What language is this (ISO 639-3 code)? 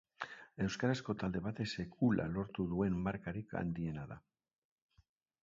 eus